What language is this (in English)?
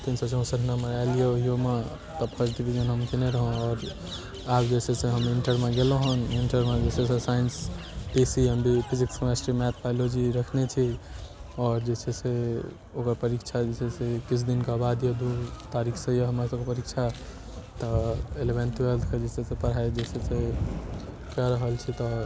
Maithili